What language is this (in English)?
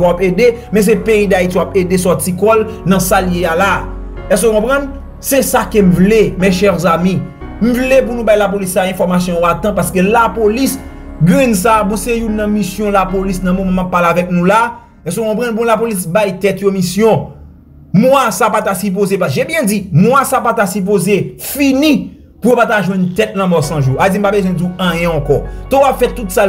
French